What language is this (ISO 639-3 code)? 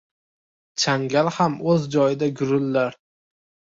uzb